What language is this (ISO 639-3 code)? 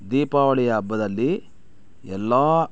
kan